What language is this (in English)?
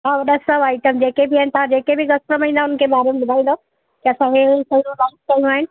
Sindhi